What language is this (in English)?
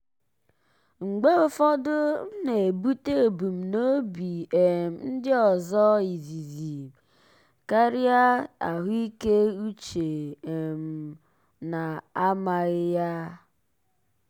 Igbo